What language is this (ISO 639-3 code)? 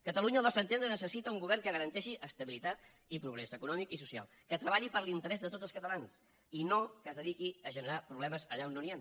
cat